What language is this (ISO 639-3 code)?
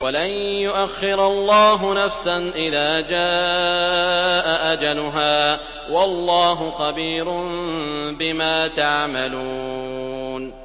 ara